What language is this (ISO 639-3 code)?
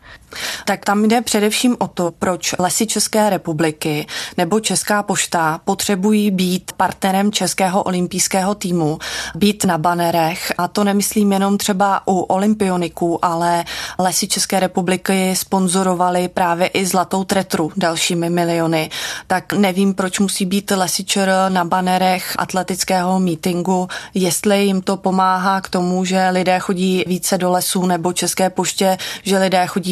ces